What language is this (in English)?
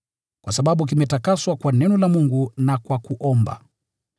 Swahili